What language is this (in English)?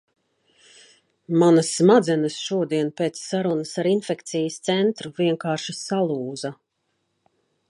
Latvian